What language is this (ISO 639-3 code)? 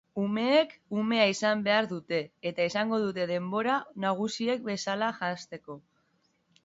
eus